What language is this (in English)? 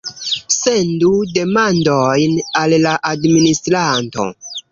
Esperanto